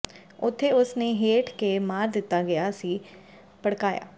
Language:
Punjabi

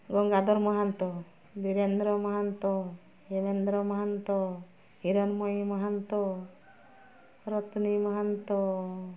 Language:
Odia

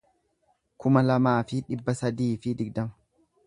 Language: Oromo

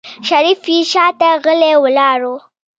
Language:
Pashto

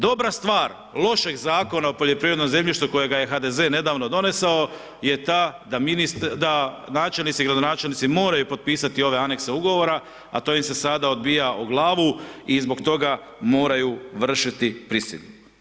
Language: Croatian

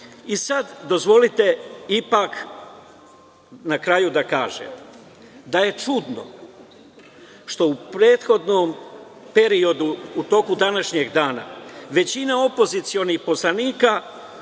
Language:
Serbian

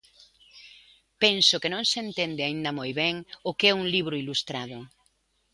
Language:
Galician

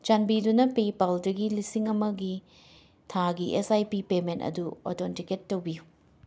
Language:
Manipuri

